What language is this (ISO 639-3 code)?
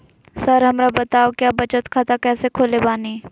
mag